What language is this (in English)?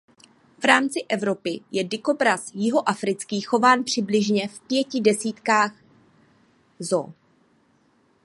Czech